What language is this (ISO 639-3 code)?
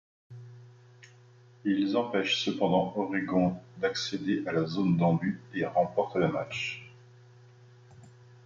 fra